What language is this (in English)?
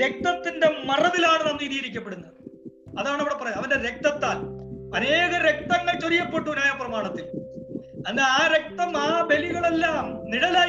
Malayalam